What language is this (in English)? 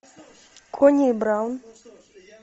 Russian